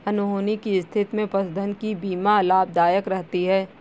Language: Hindi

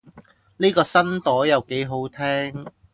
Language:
Cantonese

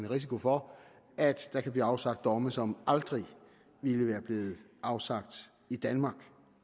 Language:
Danish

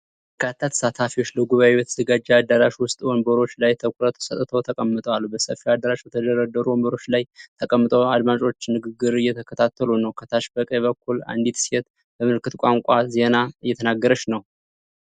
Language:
Amharic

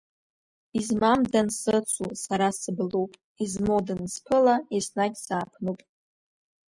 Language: Abkhazian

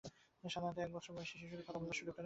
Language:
Bangla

